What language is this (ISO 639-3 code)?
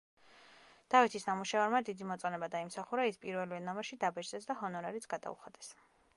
kat